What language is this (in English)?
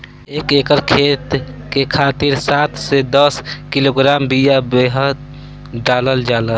Bhojpuri